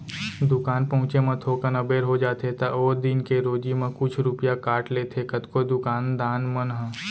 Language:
Chhattisgarhi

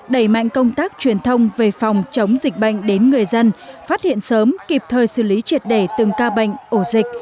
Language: Vietnamese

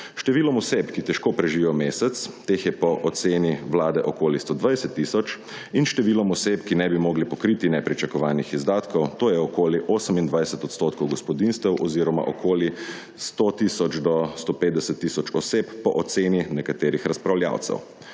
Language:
Slovenian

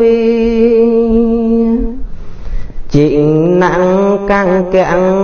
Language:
Vietnamese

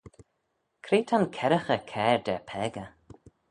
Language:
Manx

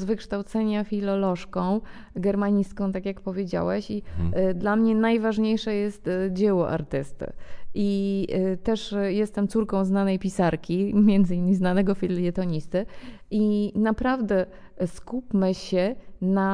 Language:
Polish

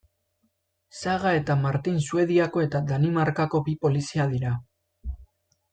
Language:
Basque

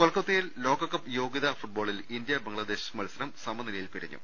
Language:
Malayalam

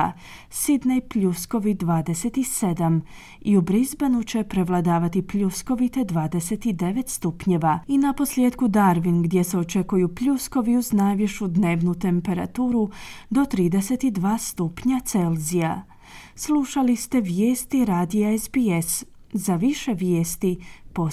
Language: Croatian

